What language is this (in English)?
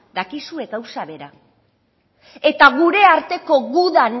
Basque